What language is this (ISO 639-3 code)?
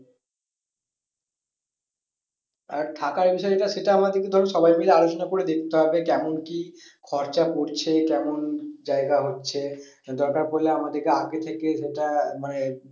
ben